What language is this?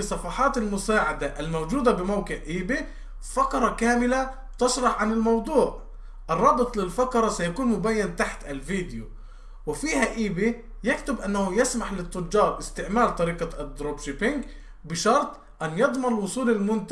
Arabic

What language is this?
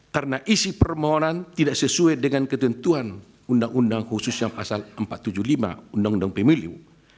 Indonesian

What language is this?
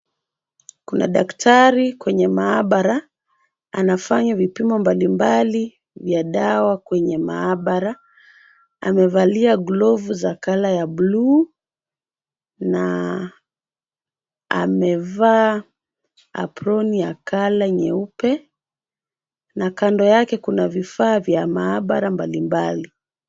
Swahili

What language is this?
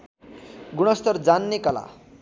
Nepali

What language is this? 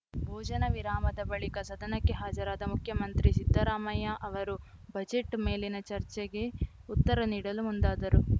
Kannada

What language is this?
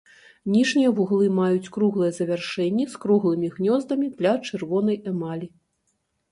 Belarusian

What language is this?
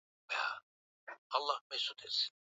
Swahili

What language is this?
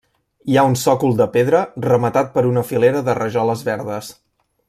Catalan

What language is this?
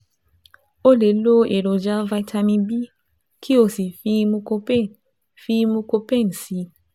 Yoruba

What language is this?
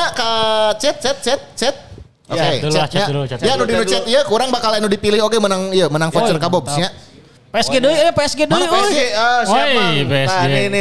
Indonesian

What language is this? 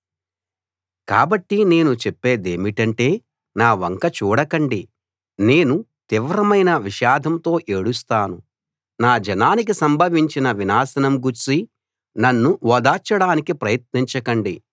Telugu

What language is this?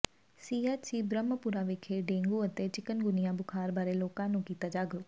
Punjabi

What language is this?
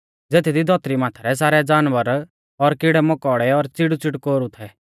Mahasu Pahari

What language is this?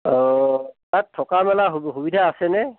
Assamese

